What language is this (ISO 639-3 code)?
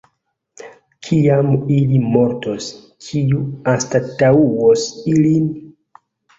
epo